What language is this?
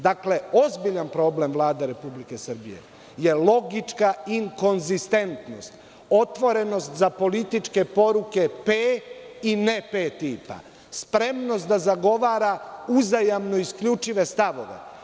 Serbian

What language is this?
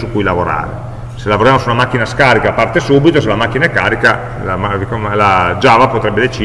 Italian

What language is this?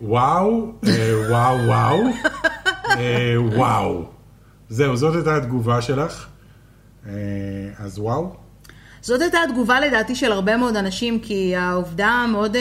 Hebrew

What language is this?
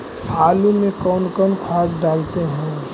Magahi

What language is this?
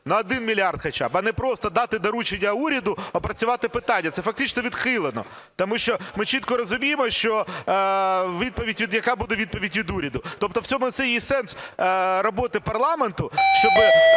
Ukrainian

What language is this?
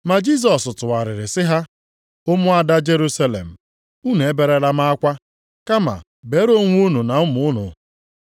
Igbo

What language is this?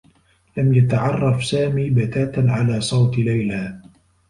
Arabic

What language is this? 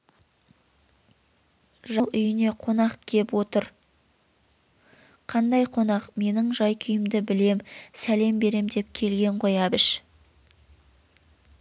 Kazakh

